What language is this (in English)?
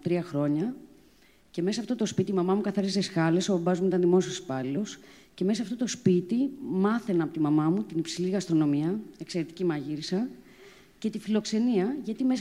Greek